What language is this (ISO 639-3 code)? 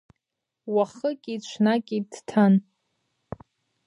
abk